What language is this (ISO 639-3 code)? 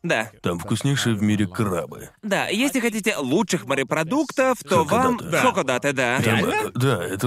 rus